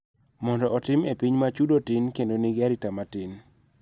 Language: Luo (Kenya and Tanzania)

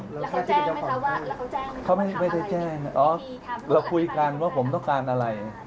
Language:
Thai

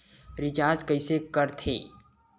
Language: Chhattisgarhi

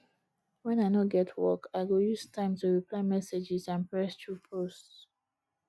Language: Nigerian Pidgin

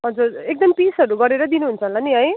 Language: Nepali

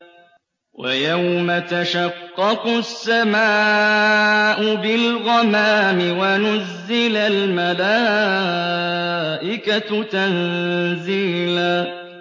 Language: Arabic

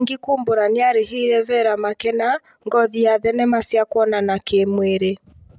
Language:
Kikuyu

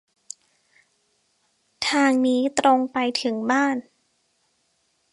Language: Thai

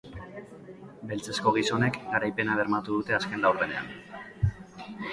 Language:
Basque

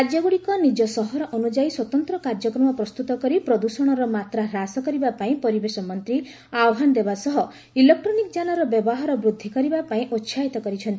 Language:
Odia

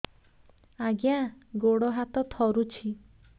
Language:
Odia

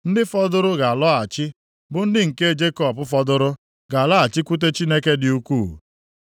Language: Igbo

